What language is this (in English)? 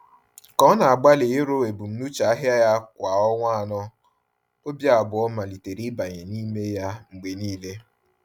Igbo